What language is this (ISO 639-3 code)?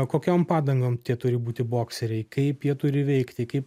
lit